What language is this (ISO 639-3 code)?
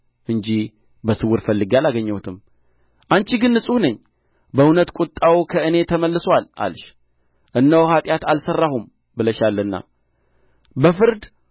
amh